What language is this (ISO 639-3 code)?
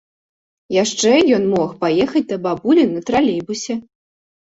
bel